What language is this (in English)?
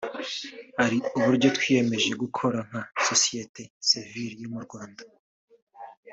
Kinyarwanda